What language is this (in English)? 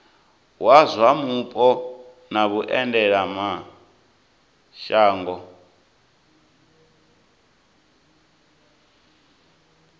Venda